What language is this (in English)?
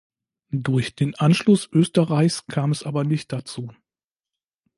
German